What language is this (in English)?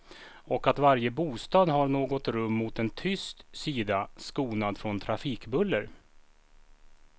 Swedish